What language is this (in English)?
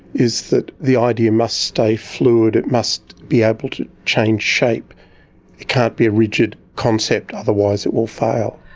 English